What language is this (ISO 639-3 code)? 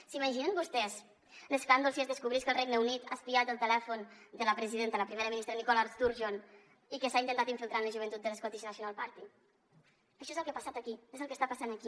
cat